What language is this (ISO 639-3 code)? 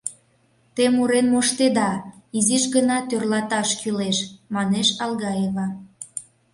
chm